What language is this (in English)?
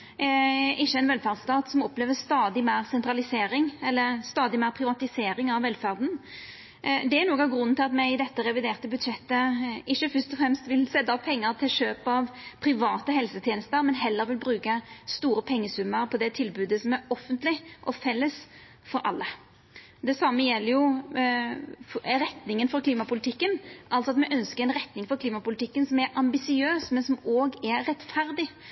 Norwegian Nynorsk